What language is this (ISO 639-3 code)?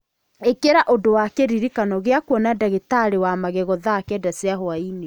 kik